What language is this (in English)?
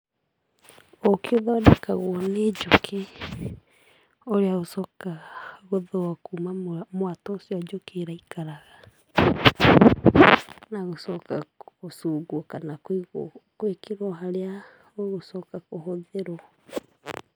Kikuyu